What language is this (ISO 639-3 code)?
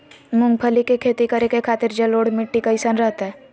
mag